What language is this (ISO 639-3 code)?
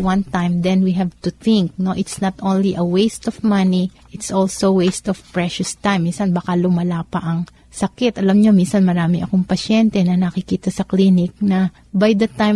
fil